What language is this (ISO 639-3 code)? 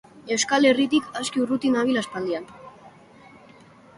eus